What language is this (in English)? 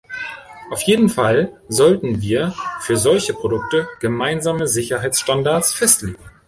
German